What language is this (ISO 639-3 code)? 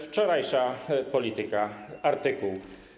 pol